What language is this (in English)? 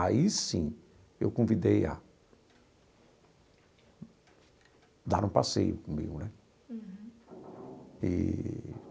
Portuguese